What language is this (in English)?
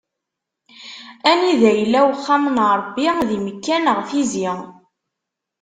Kabyle